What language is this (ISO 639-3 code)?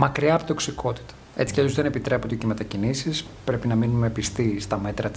ell